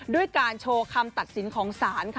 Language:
Thai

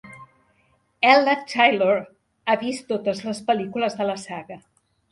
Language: Catalan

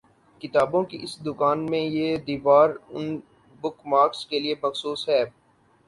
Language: Urdu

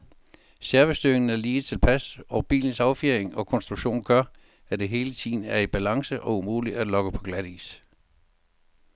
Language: Danish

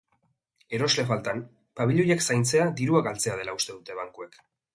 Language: Basque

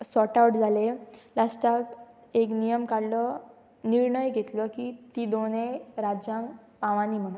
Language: Konkani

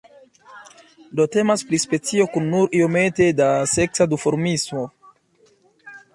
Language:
Esperanto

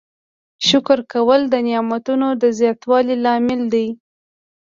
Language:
Pashto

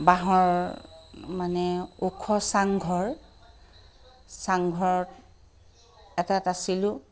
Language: Assamese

